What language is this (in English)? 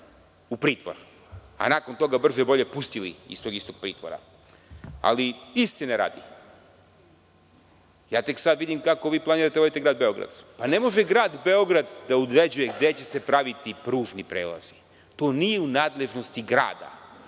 Serbian